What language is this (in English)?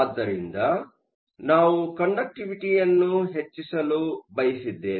Kannada